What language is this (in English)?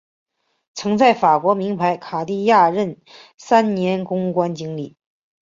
Chinese